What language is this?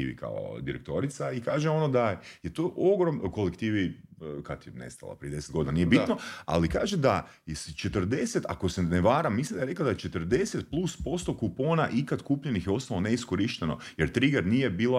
Croatian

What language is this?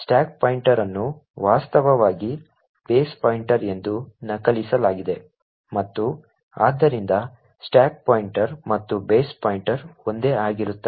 Kannada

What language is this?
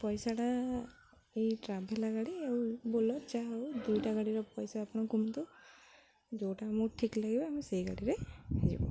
Odia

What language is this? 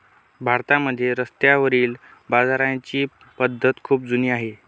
Marathi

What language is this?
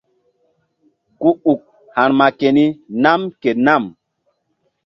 Mbum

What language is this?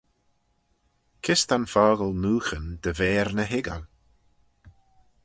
Manx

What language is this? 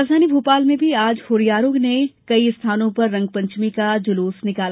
Hindi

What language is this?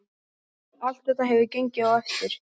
Icelandic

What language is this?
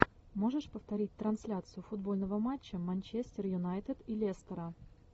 Russian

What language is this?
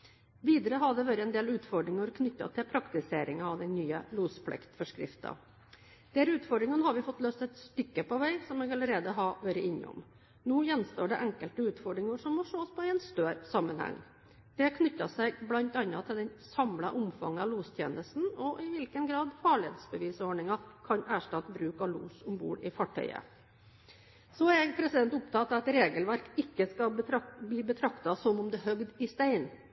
Norwegian Bokmål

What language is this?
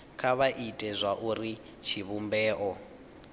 Venda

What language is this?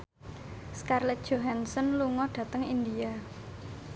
Javanese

